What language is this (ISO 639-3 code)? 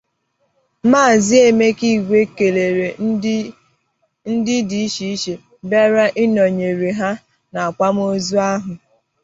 ibo